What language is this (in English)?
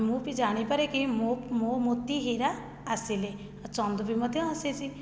Odia